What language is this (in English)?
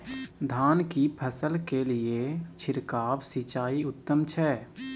Maithili